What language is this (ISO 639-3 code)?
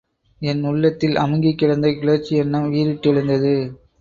tam